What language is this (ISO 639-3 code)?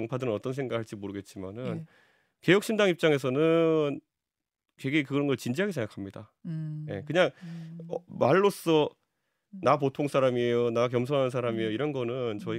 kor